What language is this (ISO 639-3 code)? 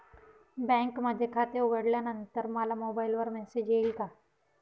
mar